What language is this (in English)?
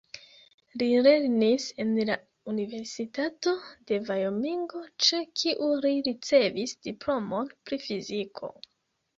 Esperanto